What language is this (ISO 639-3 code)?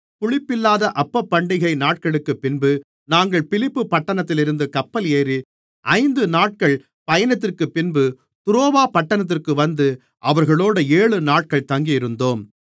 tam